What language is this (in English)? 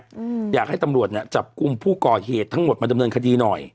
Thai